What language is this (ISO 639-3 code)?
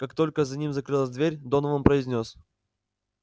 rus